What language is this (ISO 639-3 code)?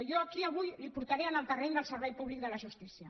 cat